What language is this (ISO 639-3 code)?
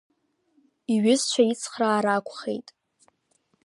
abk